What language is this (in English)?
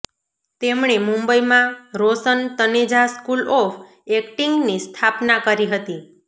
Gujarati